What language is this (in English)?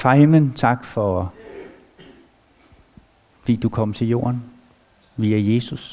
Danish